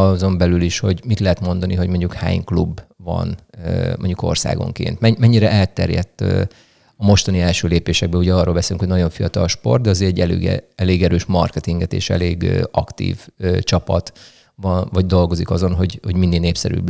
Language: Hungarian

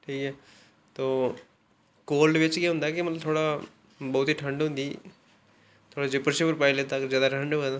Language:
Dogri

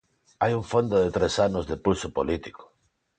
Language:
Galician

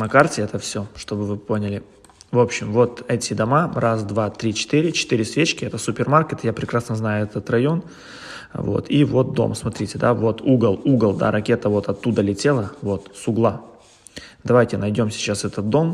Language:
Russian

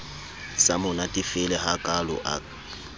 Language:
Southern Sotho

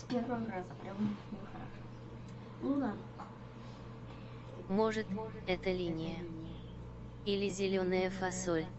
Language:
Russian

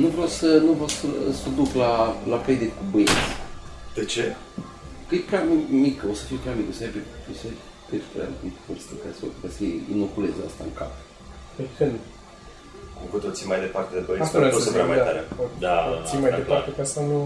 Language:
Romanian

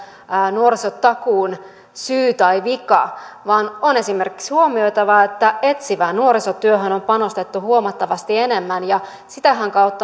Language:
Finnish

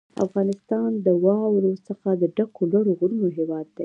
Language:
Pashto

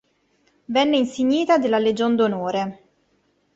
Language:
Italian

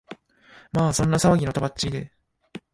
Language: Japanese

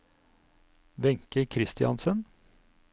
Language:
Norwegian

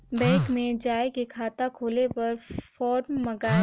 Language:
Chhattisgarhi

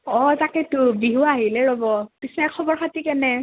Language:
Assamese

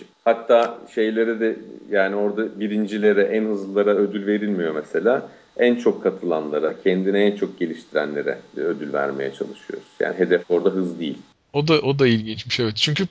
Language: Turkish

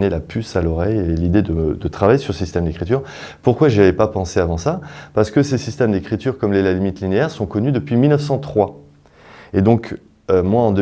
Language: French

